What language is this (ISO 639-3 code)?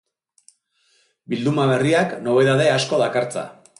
eus